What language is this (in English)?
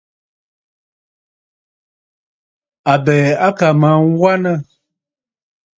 Bafut